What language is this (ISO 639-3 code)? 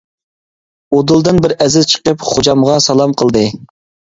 uig